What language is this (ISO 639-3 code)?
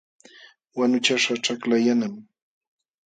qxw